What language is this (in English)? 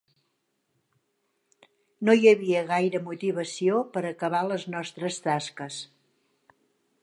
Catalan